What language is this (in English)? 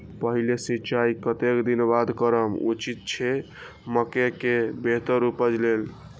Maithili